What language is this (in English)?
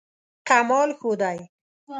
Pashto